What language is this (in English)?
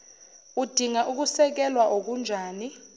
Zulu